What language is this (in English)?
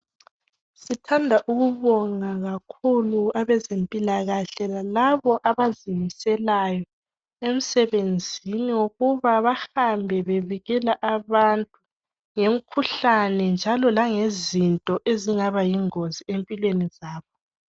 North Ndebele